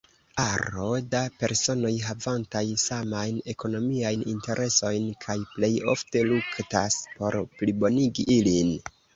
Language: Esperanto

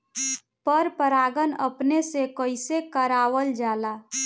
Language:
Bhojpuri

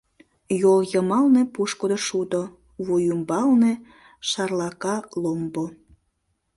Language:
Mari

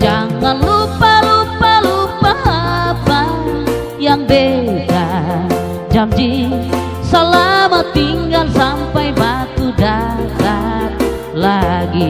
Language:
Indonesian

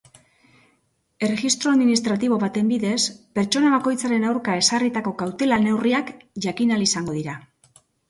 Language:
Basque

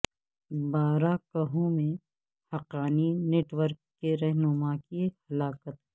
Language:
Urdu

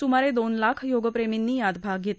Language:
Marathi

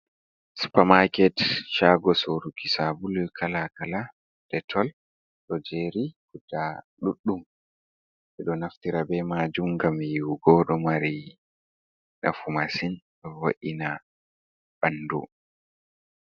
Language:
Fula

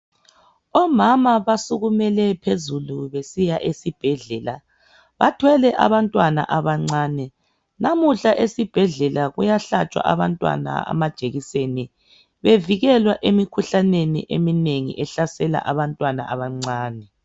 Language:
North Ndebele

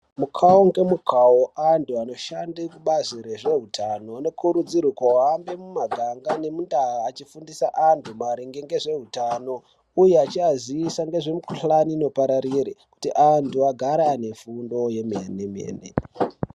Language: Ndau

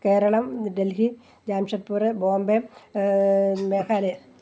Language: Malayalam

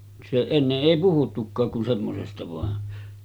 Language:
Finnish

